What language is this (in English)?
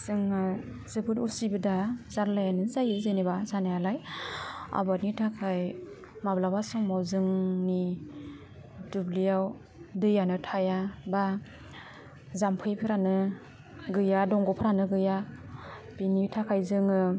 Bodo